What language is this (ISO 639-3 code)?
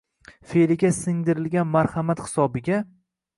uzb